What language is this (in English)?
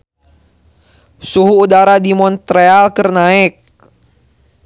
Sundanese